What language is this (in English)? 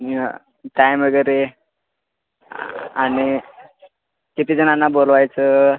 Marathi